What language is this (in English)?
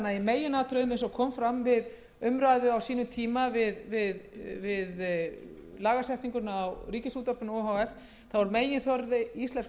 Icelandic